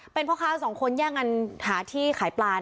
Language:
Thai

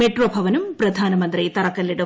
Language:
Malayalam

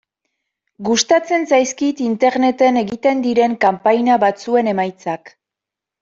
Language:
Basque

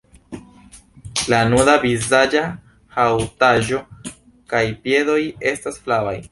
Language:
Esperanto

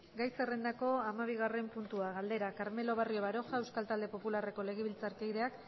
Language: Basque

